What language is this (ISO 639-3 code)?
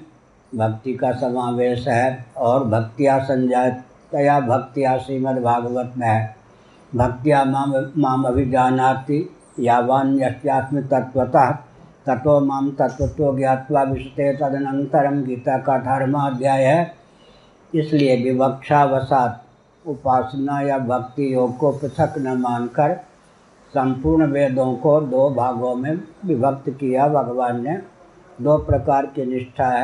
hin